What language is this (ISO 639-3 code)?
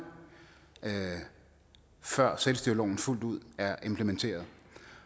dan